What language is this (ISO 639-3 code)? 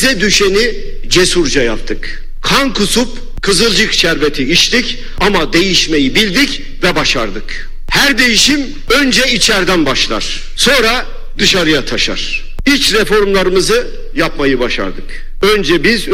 tur